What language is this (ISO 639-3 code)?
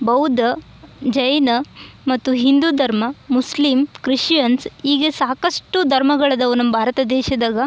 kan